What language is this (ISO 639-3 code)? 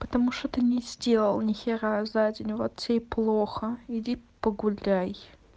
rus